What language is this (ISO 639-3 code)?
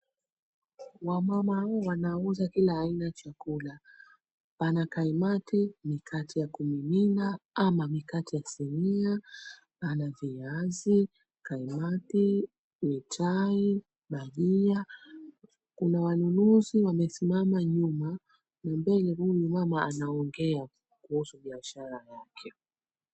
swa